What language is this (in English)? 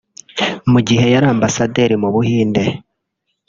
Kinyarwanda